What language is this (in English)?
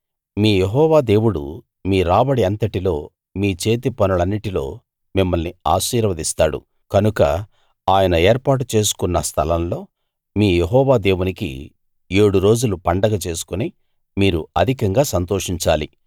Telugu